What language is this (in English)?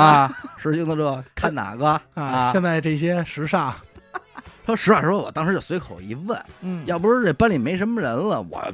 Chinese